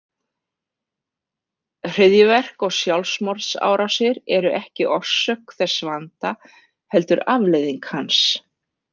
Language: Icelandic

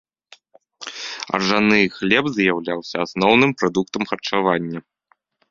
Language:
Belarusian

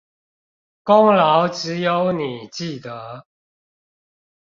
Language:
Chinese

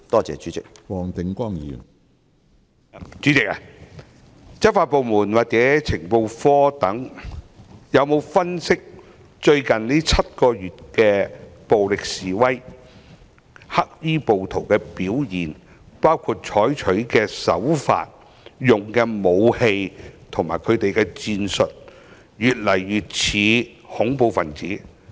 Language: Cantonese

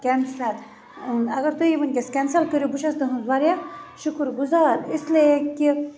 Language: Kashmiri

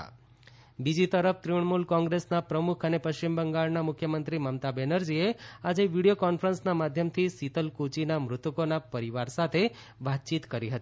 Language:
Gujarati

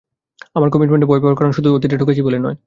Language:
Bangla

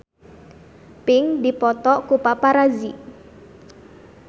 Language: Sundanese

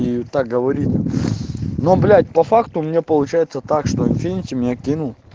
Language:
Russian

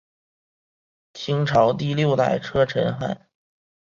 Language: Chinese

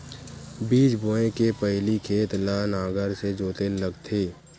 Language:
Chhattisgarhi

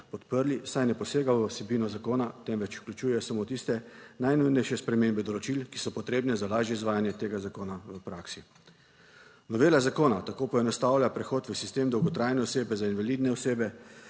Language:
Slovenian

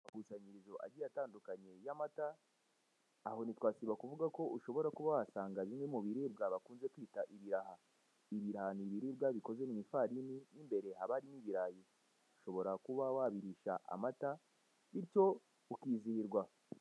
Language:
Kinyarwanda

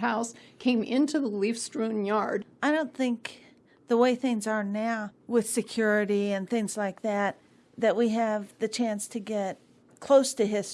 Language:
English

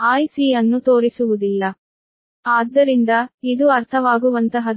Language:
Kannada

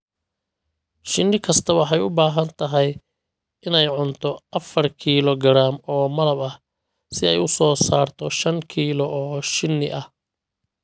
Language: Somali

